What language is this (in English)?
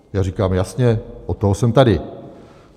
Czech